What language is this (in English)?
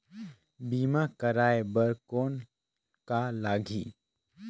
Chhattisgarhi